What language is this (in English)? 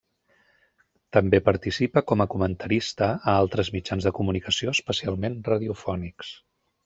Catalan